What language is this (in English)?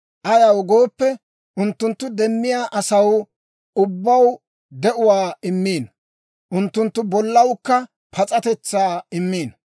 Dawro